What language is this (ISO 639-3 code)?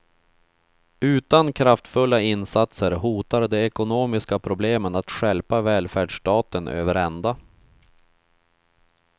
swe